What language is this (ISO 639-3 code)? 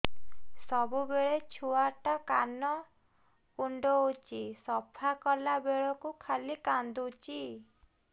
ori